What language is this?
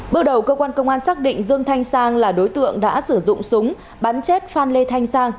Vietnamese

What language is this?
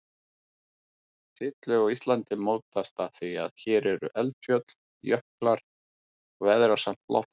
Icelandic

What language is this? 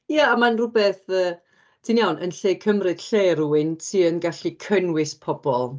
Welsh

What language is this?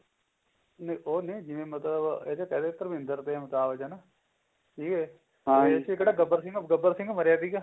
Punjabi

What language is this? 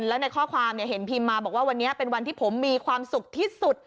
Thai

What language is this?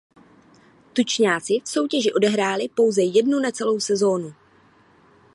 Czech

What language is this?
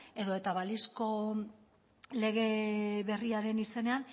Basque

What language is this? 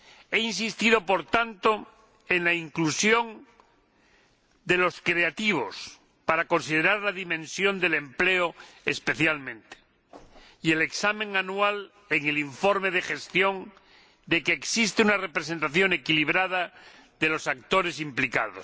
Spanish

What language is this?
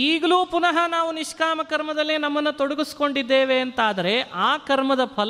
Kannada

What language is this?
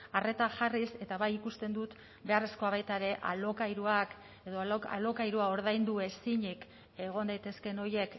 Basque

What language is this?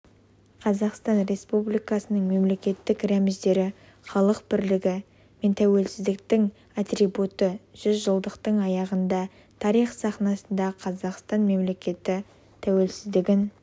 Kazakh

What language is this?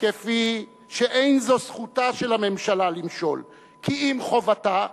Hebrew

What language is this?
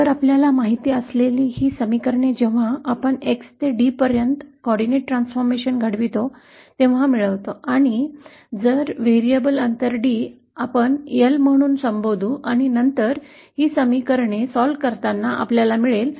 Marathi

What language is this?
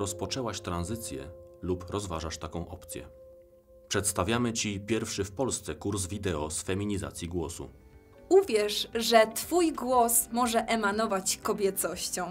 Polish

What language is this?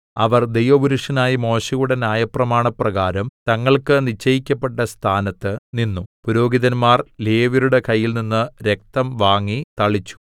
Malayalam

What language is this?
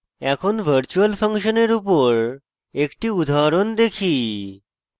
Bangla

